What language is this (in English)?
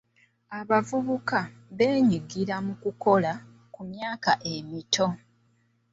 Ganda